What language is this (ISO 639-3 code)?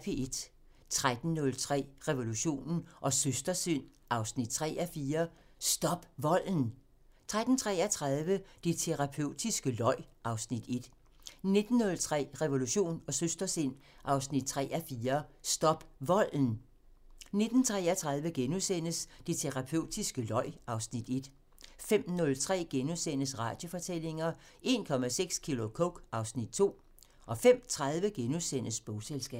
dan